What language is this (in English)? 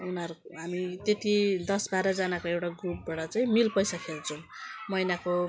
Nepali